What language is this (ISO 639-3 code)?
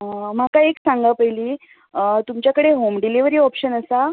kok